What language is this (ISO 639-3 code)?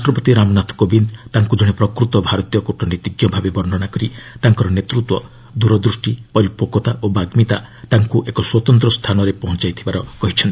ori